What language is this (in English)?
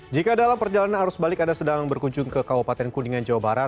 Indonesian